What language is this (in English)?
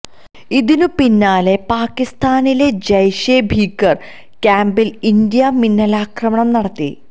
Malayalam